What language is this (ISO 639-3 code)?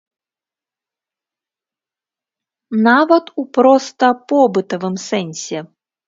bel